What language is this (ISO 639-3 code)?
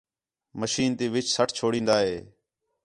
xhe